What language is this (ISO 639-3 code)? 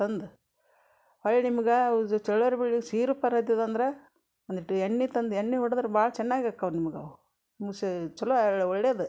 kan